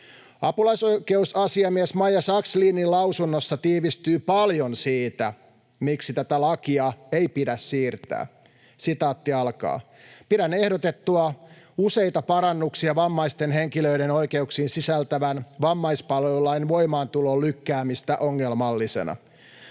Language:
Finnish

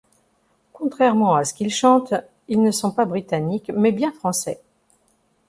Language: French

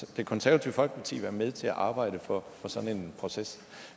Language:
Danish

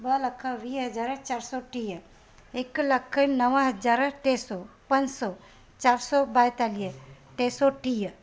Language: Sindhi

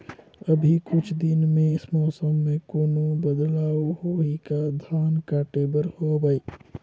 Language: Chhattisgarhi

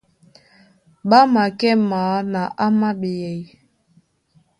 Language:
Duala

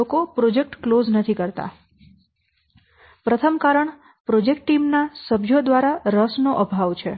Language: Gujarati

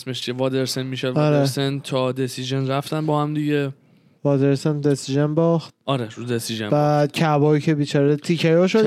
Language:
Persian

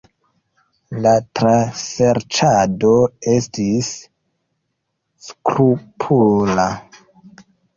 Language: Esperanto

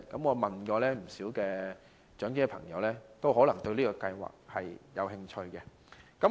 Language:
Cantonese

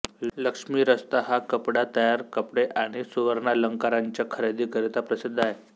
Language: Marathi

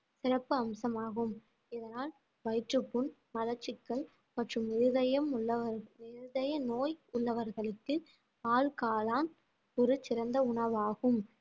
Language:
Tamil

